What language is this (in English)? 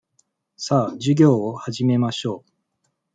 Japanese